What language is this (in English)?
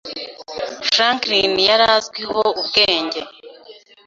Kinyarwanda